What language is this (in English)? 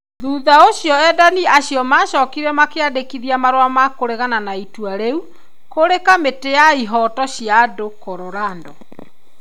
Kikuyu